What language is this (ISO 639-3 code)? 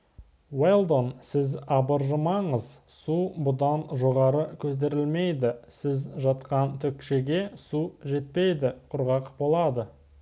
kaz